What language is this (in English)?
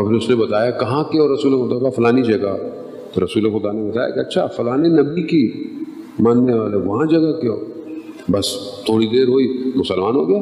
Urdu